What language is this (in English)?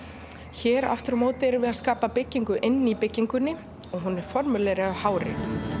Icelandic